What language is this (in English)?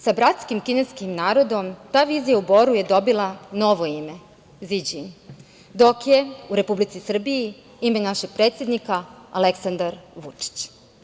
Serbian